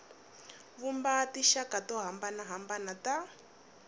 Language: Tsonga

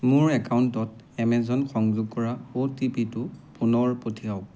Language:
Assamese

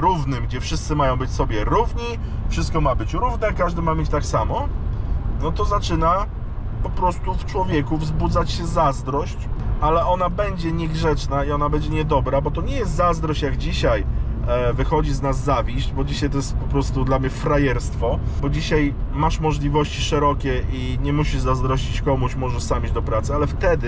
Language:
Polish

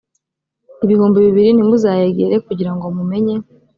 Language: Kinyarwanda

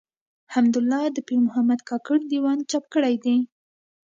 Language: Pashto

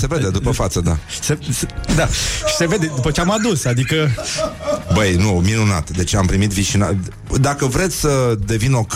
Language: Romanian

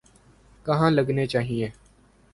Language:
Urdu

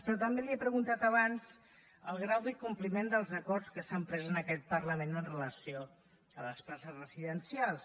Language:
Catalan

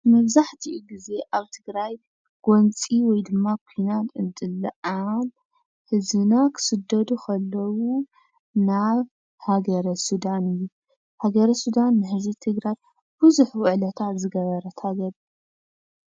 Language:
Tigrinya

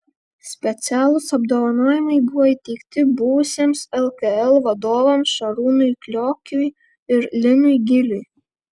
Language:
Lithuanian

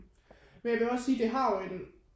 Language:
Danish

